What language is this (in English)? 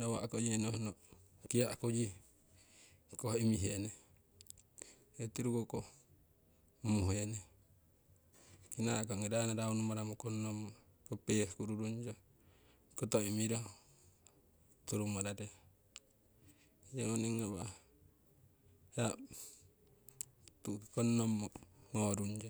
Siwai